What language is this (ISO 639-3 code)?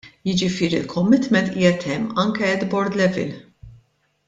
mlt